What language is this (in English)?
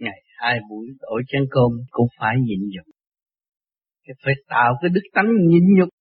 Vietnamese